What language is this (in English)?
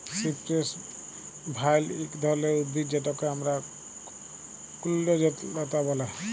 Bangla